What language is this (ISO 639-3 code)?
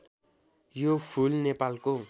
nep